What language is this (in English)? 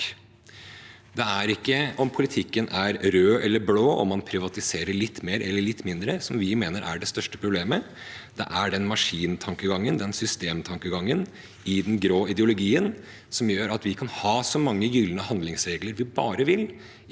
Norwegian